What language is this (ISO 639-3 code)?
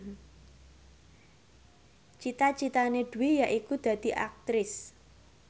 jav